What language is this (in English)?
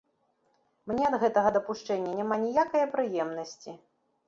Belarusian